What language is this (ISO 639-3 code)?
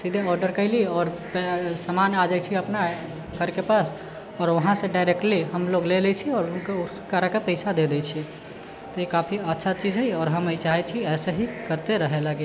mai